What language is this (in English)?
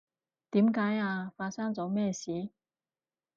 Cantonese